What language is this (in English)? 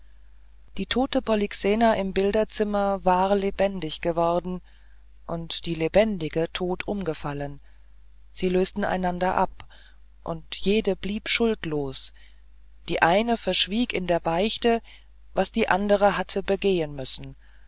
German